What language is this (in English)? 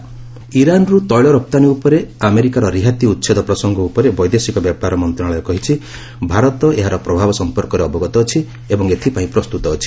Odia